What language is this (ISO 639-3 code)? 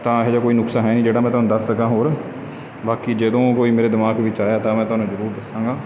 pan